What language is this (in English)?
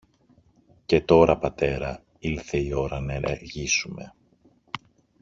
Greek